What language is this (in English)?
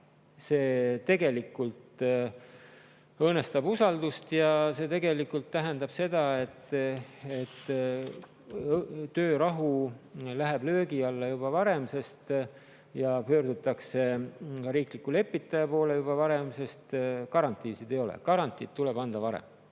Estonian